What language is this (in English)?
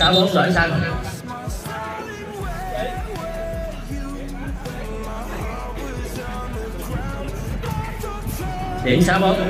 Vietnamese